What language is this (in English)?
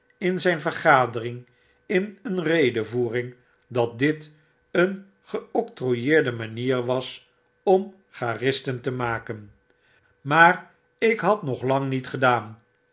Dutch